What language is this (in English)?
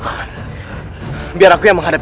Indonesian